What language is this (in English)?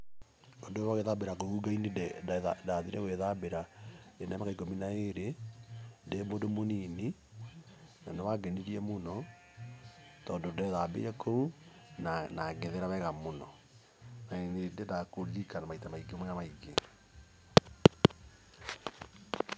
Kikuyu